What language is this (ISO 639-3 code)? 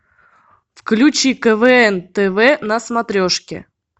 rus